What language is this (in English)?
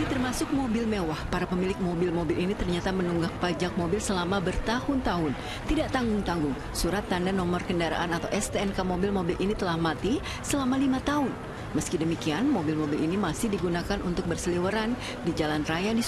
Indonesian